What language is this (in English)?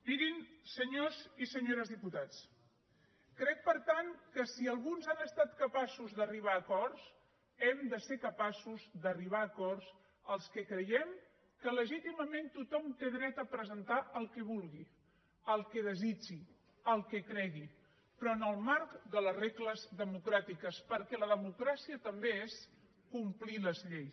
Catalan